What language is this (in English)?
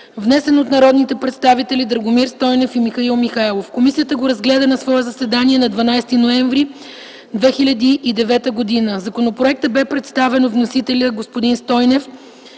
Bulgarian